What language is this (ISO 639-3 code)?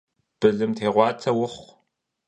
kbd